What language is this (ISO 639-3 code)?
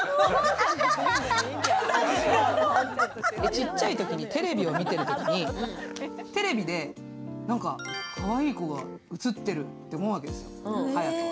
jpn